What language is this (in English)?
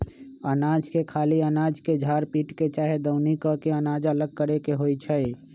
Magahi